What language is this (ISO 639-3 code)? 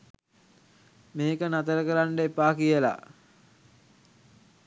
sin